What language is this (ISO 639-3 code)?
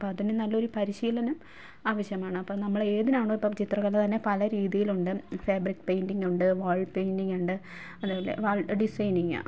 mal